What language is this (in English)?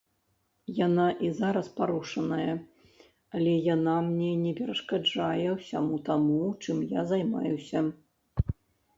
Belarusian